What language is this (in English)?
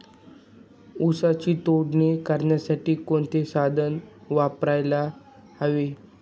Marathi